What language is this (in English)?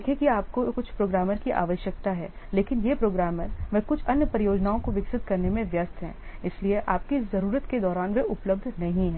Hindi